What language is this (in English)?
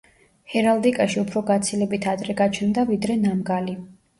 Georgian